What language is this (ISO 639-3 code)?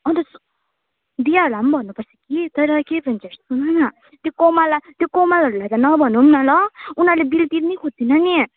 nep